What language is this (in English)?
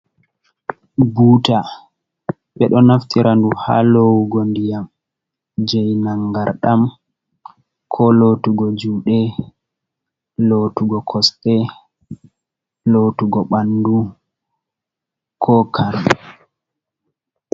Fula